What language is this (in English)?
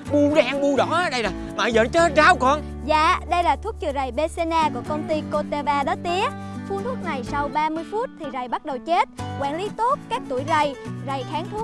Vietnamese